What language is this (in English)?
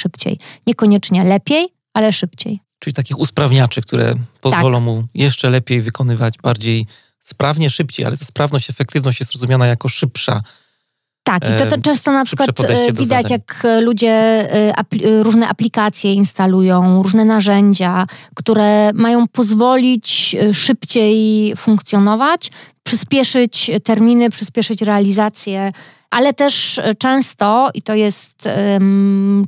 Polish